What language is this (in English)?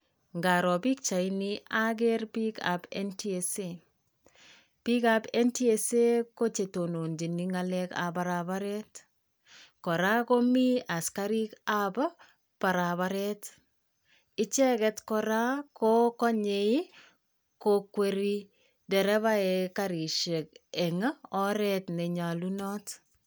Kalenjin